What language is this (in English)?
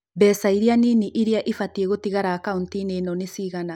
Kikuyu